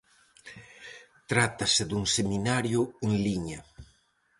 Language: Galician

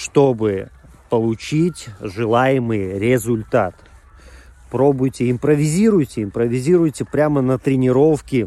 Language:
Russian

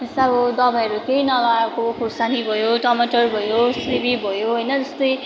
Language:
Nepali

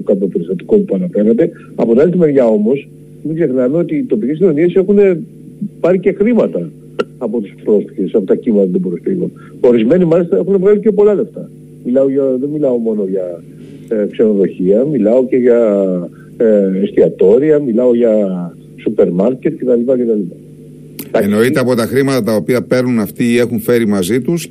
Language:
Greek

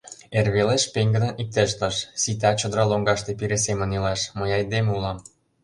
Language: Mari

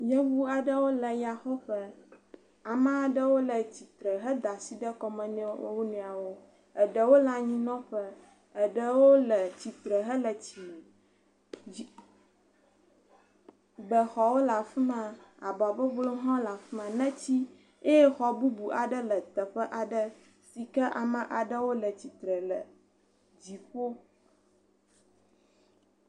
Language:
Ewe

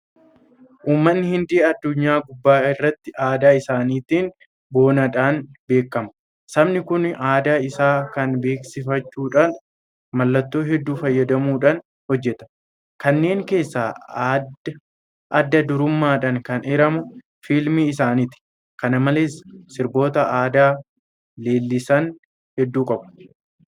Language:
Oromo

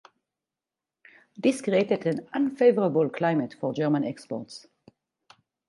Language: English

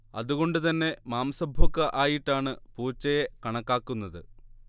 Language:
Malayalam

